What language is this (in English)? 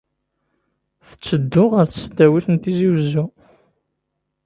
Kabyle